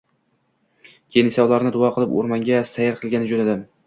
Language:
Uzbek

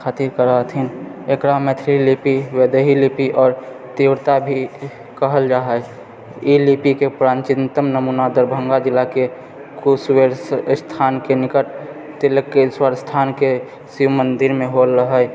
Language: Maithili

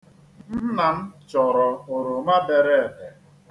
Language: Igbo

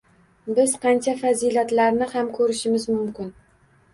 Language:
Uzbek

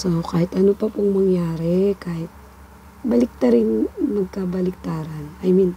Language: Filipino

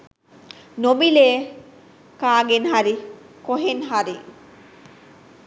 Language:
Sinhala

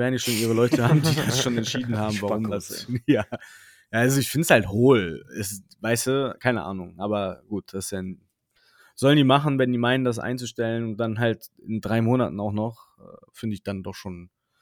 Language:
German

